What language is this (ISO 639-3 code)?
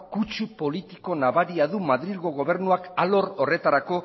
eus